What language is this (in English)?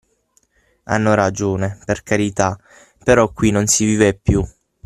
Italian